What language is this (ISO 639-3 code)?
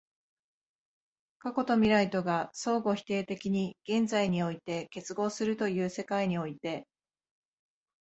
jpn